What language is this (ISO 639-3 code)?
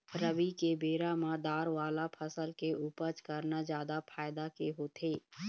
hne